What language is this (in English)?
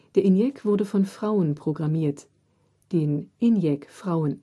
German